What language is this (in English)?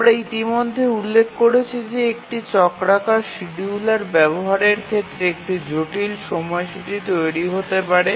Bangla